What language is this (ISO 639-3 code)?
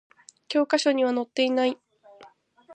jpn